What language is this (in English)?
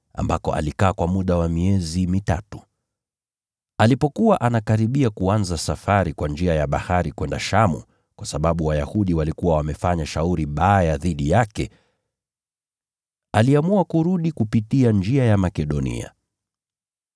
Swahili